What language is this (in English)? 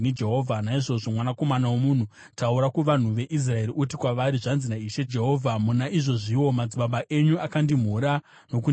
Shona